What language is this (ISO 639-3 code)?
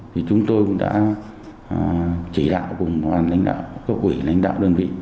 vie